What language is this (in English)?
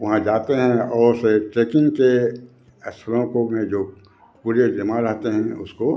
Hindi